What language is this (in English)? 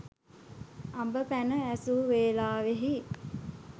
Sinhala